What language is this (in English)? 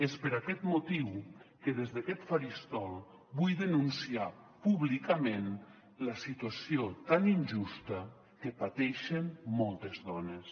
Catalan